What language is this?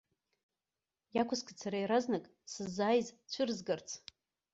Abkhazian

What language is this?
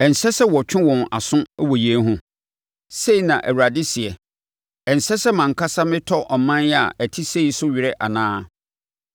Akan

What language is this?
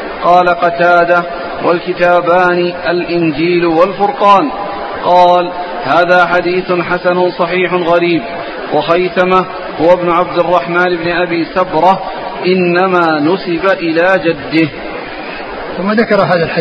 Arabic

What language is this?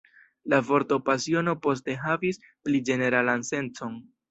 Esperanto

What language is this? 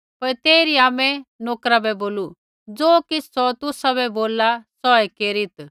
Kullu Pahari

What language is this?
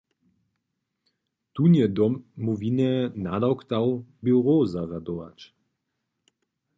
Upper Sorbian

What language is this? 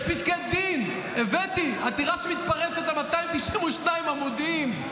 Hebrew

